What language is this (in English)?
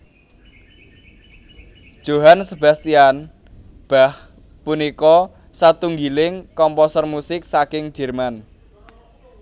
Javanese